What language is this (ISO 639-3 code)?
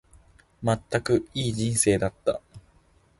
jpn